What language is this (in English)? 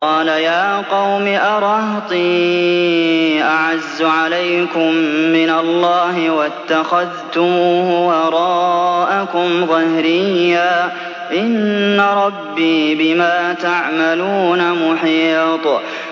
Arabic